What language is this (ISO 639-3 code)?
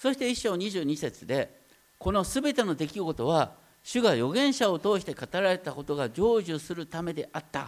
jpn